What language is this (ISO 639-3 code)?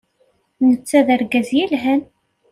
kab